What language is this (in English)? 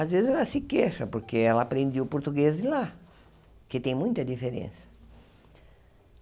Portuguese